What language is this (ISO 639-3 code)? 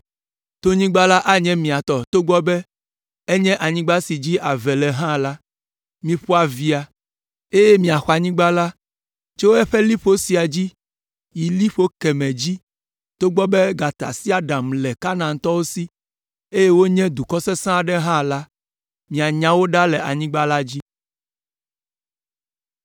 ewe